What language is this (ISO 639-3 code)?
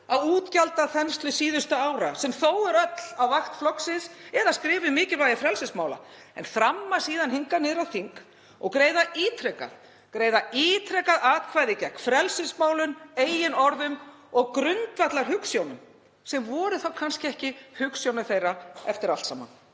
isl